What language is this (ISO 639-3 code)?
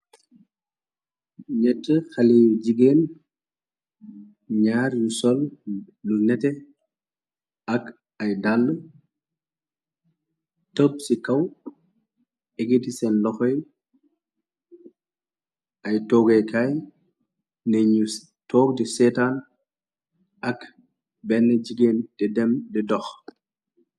wol